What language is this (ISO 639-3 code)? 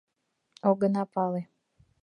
chm